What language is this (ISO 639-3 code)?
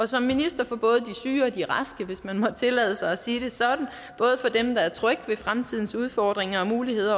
dan